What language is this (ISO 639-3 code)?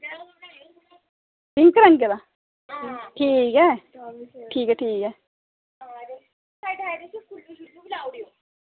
doi